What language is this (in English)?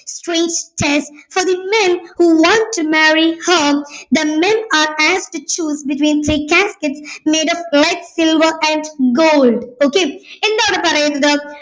Malayalam